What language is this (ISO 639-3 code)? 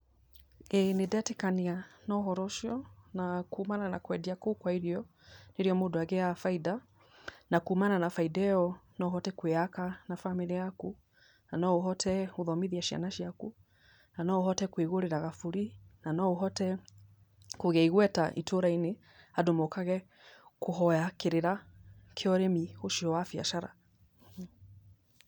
kik